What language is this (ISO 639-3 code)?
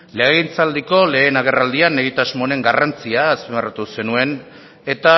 eus